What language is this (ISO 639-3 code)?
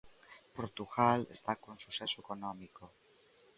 glg